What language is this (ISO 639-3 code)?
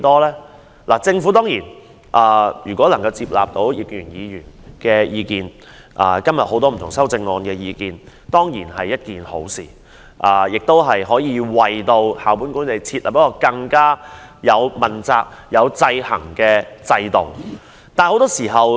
yue